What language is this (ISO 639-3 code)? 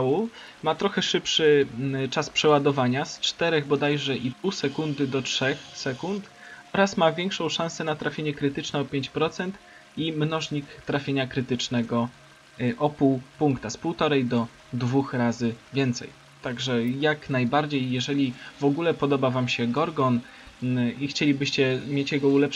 pol